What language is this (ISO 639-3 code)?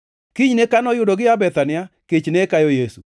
luo